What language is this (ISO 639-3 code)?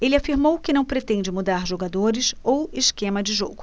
por